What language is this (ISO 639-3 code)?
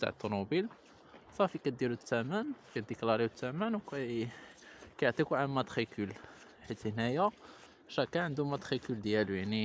ara